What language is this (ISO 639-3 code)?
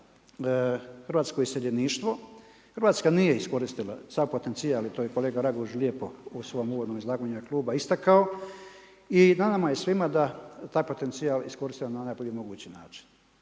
hrv